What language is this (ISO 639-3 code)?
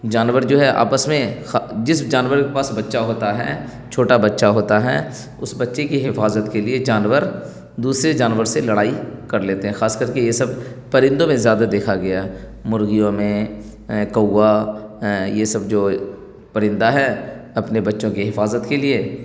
urd